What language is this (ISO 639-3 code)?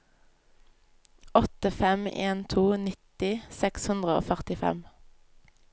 nor